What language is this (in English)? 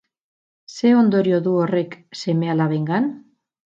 Basque